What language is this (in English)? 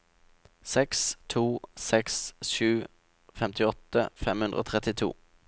Norwegian